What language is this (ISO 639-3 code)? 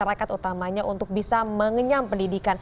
ind